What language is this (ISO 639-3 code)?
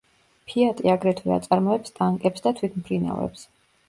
kat